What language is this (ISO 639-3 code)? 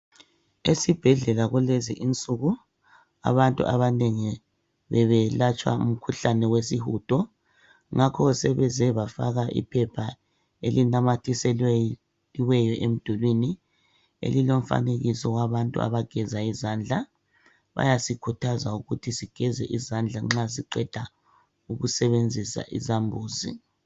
nde